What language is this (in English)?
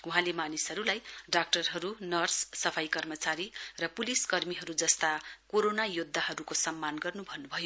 Nepali